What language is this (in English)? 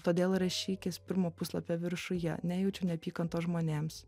Lithuanian